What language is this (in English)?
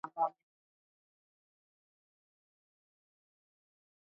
Swahili